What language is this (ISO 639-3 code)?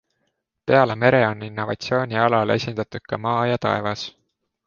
est